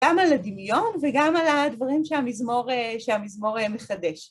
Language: Hebrew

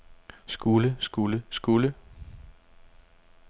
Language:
Danish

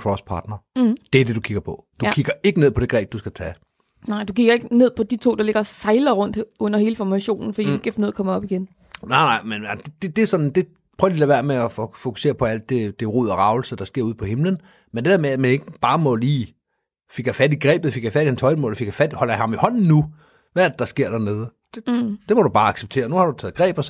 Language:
Danish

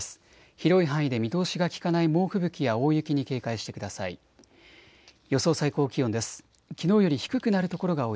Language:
Japanese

